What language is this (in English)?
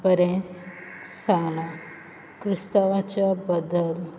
Konkani